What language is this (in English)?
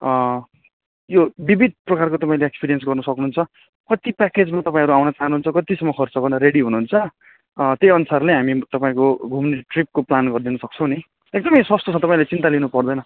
Nepali